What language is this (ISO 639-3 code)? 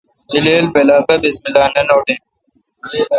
xka